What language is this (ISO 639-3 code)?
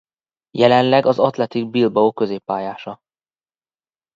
hun